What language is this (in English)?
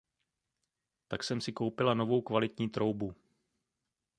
Czech